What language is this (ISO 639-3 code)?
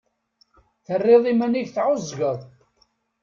kab